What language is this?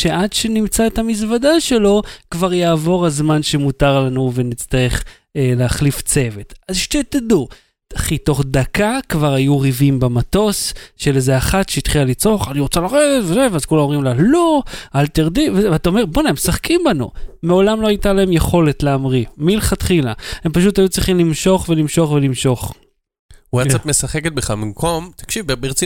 Hebrew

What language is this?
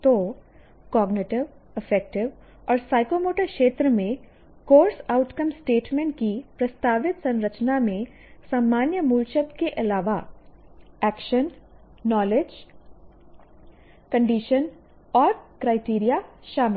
Hindi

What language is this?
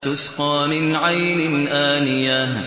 Arabic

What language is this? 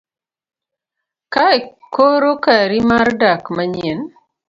Luo (Kenya and Tanzania)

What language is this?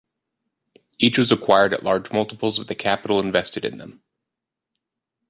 English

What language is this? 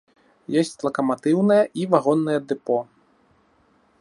Belarusian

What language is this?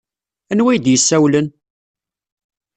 Kabyle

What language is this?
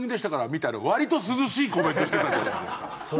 Japanese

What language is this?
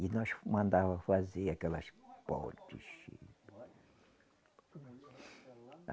Portuguese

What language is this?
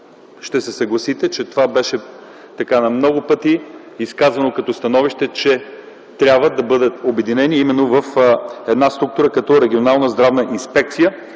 Bulgarian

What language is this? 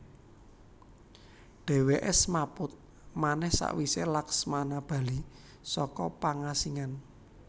Javanese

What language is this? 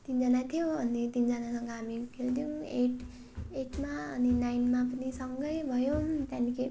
Nepali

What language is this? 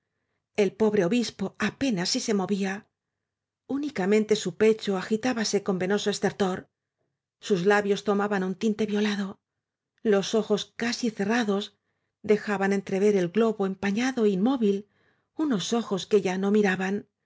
Spanish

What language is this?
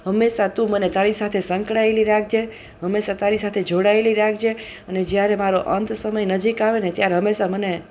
Gujarati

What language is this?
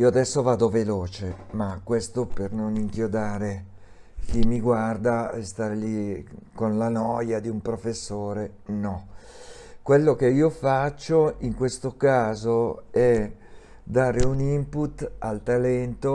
Italian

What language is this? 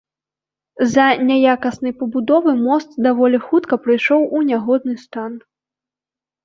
Belarusian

